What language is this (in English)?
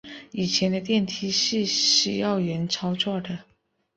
Chinese